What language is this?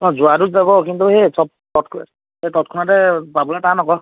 Assamese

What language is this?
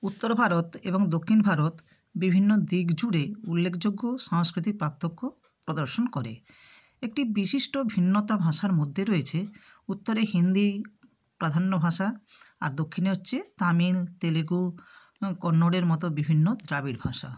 Bangla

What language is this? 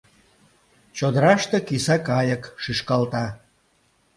Mari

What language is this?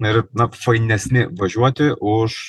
Lithuanian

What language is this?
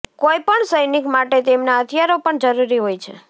Gujarati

